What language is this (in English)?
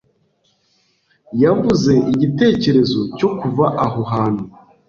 Kinyarwanda